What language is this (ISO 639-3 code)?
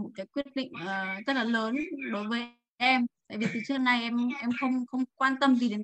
vie